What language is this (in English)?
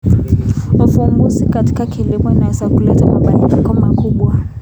Kalenjin